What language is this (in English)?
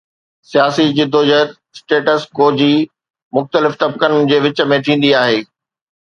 Sindhi